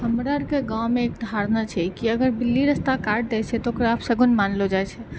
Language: Maithili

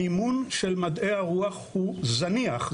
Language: Hebrew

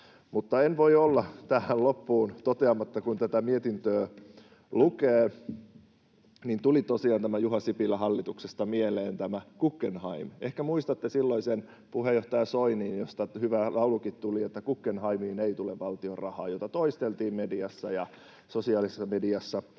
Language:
Finnish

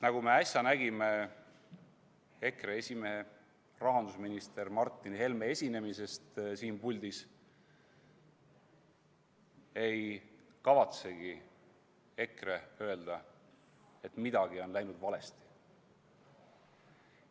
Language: Estonian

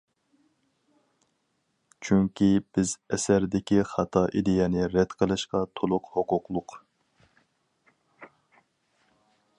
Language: Uyghur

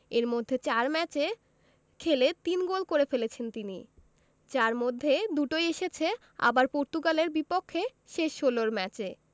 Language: Bangla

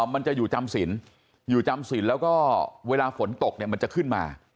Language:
Thai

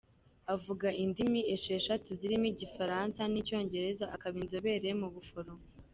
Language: Kinyarwanda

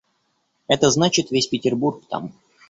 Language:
Russian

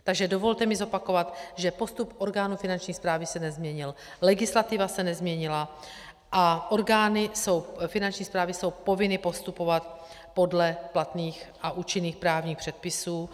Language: Czech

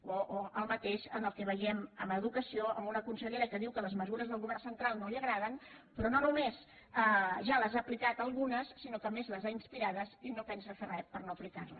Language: Catalan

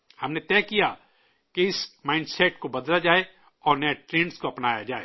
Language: Urdu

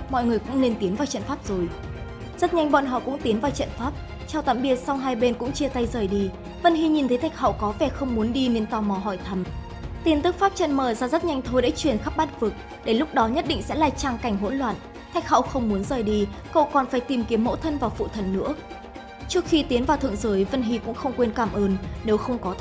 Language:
Vietnamese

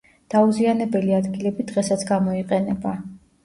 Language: Georgian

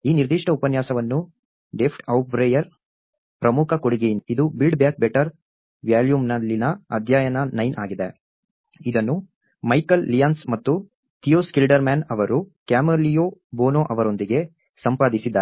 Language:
Kannada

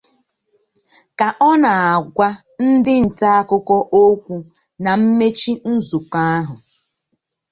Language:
Igbo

